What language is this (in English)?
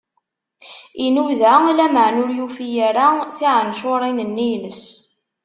Kabyle